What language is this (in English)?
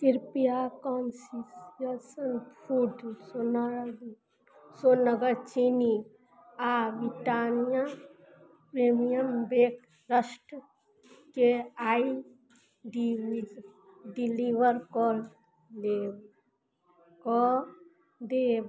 Maithili